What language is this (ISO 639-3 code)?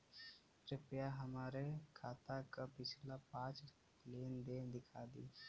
bho